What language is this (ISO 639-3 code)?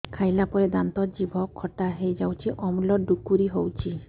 ori